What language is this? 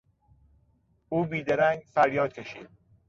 Persian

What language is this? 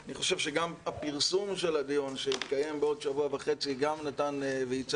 Hebrew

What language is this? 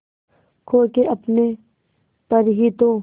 Hindi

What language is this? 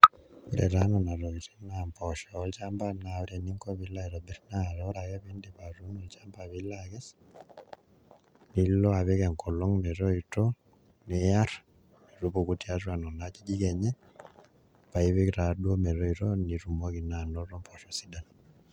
Masai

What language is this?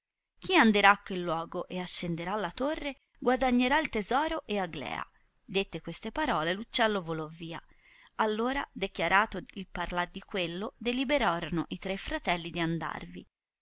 Italian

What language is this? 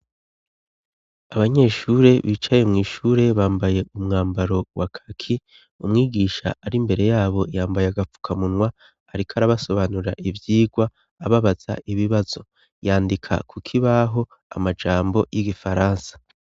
Rundi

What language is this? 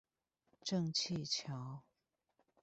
Chinese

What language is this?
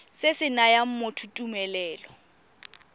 Tswana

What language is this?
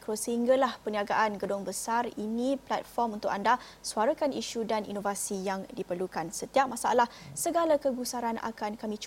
Malay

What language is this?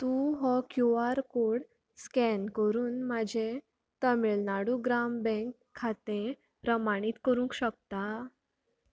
Konkani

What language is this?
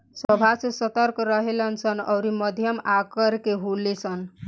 Bhojpuri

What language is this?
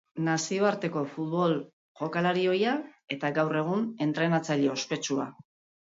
Basque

